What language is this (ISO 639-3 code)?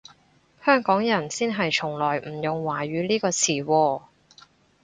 yue